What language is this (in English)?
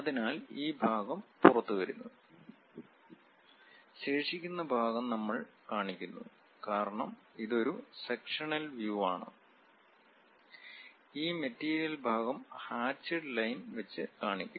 Malayalam